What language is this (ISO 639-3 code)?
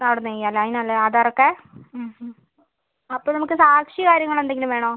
mal